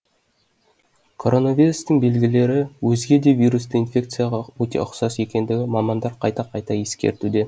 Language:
Kazakh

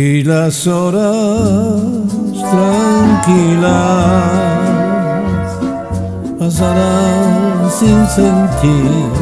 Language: Spanish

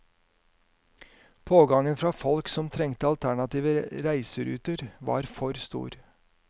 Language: Norwegian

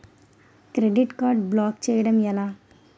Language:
Telugu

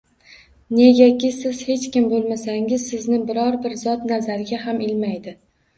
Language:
Uzbek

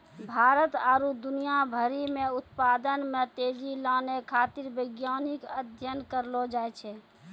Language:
Maithili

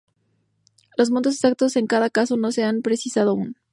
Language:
Spanish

